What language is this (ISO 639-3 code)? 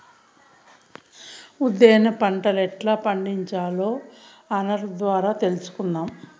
tel